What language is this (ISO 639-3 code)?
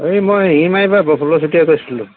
asm